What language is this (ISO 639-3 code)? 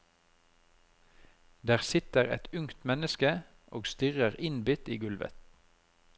nor